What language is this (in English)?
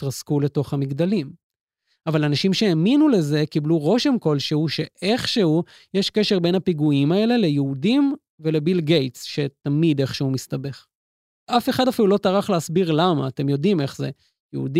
Hebrew